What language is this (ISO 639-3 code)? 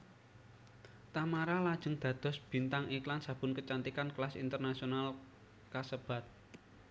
jav